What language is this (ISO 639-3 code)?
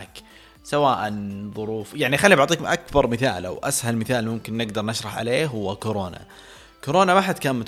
ara